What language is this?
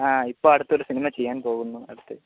Malayalam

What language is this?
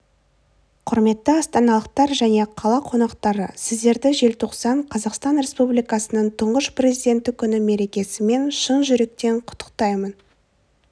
Kazakh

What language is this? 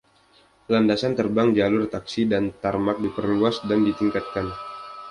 Indonesian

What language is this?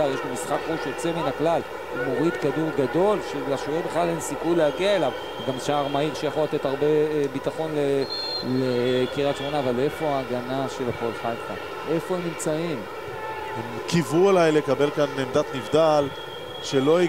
Hebrew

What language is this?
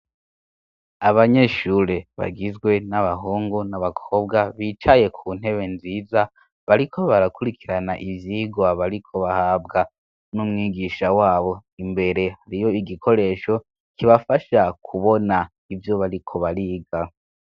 Rundi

